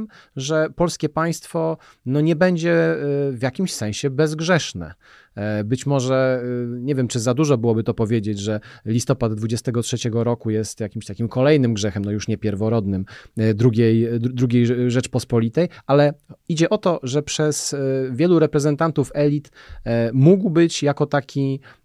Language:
Polish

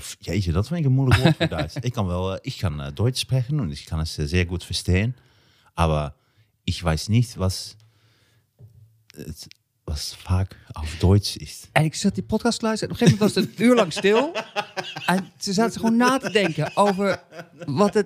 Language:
Dutch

